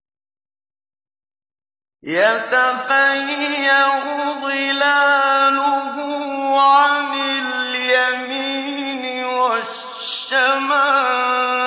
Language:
Arabic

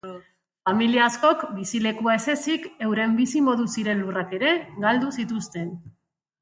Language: Basque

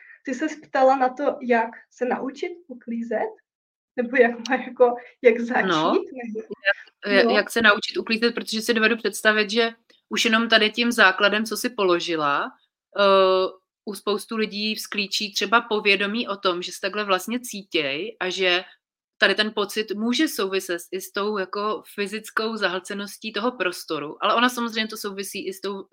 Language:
Czech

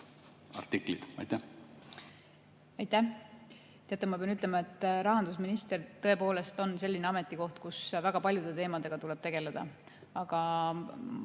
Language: Estonian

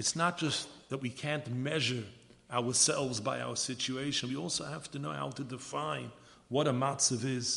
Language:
English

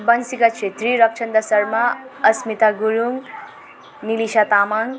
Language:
Nepali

